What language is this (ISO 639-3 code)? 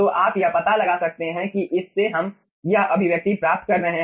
hin